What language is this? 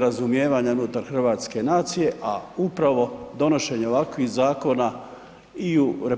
Croatian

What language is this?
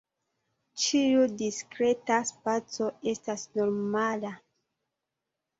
Esperanto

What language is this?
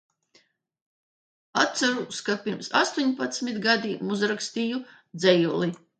Latvian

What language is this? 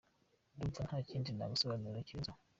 Kinyarwanda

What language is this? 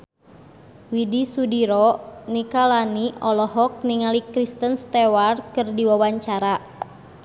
Sundanese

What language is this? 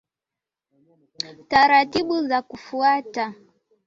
Swahili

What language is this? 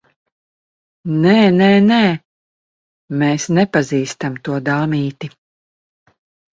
Latvian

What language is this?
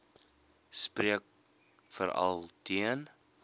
Afrikaans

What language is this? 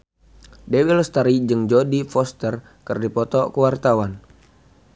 Sundanese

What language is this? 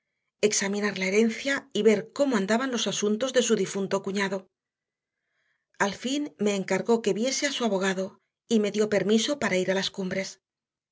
Spanish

